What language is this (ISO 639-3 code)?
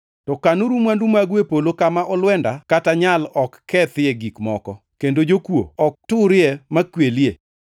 luo